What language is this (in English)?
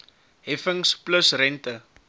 Afrikaans